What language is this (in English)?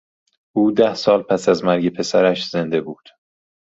Persian